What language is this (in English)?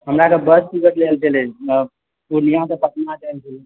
Maithili